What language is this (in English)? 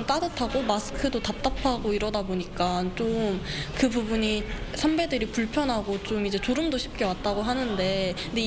Korean